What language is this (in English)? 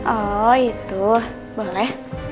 Indonesian